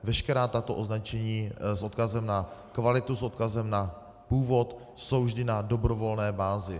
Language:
Czech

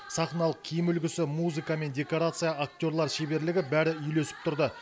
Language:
Kazakh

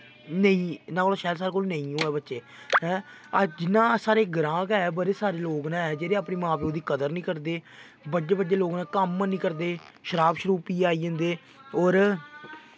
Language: Dogri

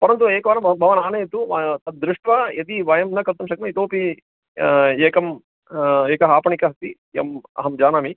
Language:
Sanskrit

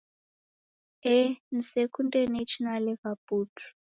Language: Taita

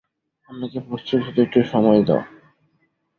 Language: Bangla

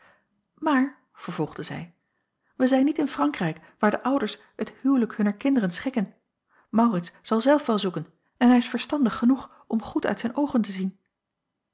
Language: Dutch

